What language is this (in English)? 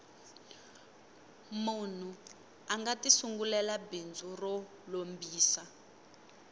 Tsonga